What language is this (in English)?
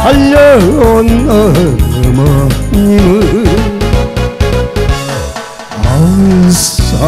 Korean